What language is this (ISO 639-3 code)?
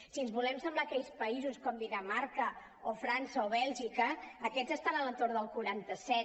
cat